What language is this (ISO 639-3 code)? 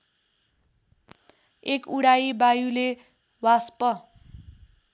nep